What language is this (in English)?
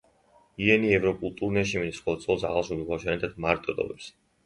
Georgian